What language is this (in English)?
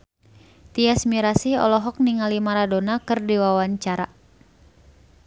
Sundanese